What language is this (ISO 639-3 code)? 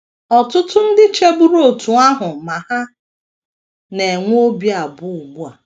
ibo